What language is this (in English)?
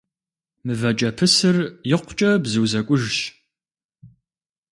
Kabardian